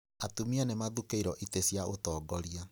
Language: Kikuyu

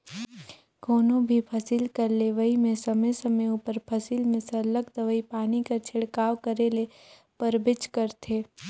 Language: Chhattisgarhi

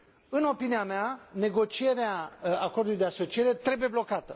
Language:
Romanian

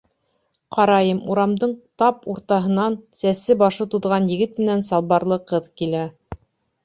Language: Bashkir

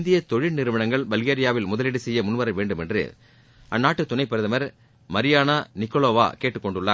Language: Tamil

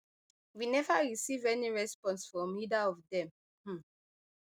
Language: Nigerian Pidgin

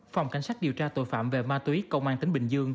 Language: Vietnamese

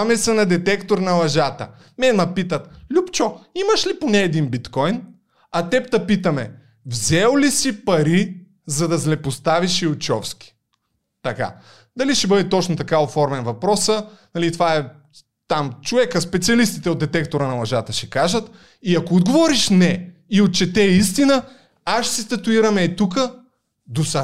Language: Bulgarian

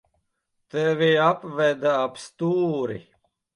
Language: Latvian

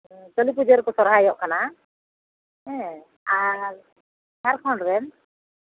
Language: Santali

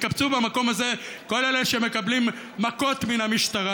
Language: Hebrew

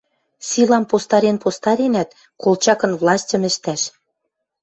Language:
Western Mari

